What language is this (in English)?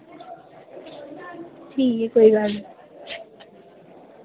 Dogri